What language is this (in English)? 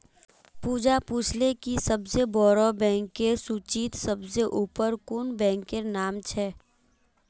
Magahi